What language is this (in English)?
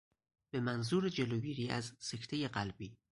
Persian